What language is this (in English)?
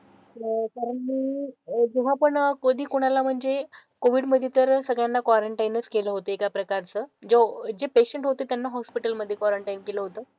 Marathi